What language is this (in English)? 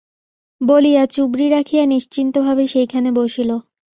Bangla